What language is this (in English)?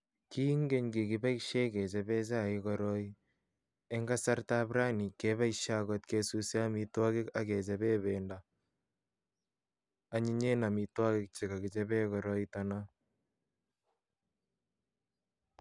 Kalenjin